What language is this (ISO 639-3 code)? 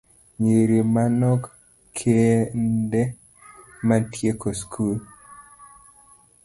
luo